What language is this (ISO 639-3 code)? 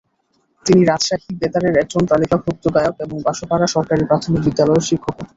ben